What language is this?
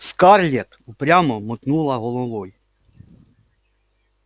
Russian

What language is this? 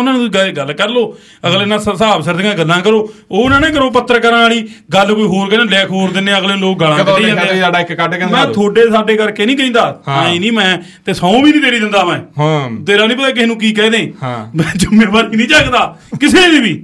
Punjabi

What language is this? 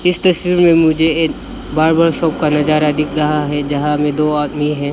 Hindi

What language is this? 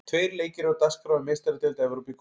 Icelandic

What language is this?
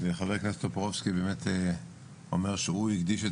Hebrew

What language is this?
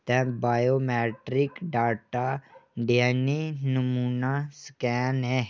Dogri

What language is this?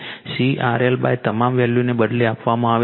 Gujarati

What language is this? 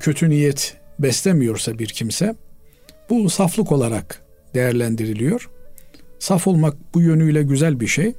Turkish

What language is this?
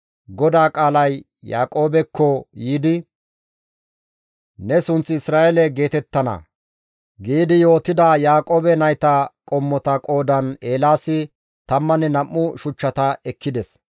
Gamo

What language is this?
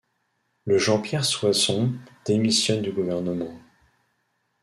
French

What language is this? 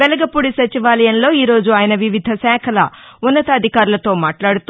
Telugu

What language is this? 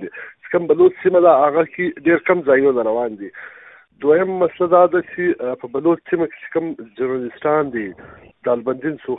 Urdu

